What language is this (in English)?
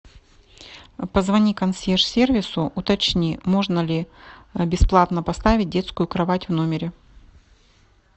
Russian